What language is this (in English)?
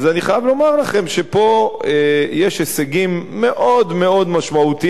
Hebrew